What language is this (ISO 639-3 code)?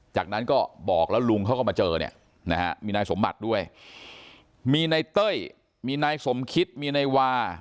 tha